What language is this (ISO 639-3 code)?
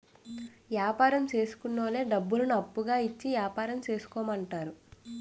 tel